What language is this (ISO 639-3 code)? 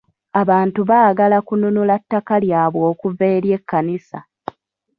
lug